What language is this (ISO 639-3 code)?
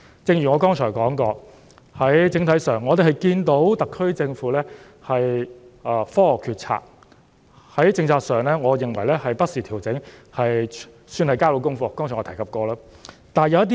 yue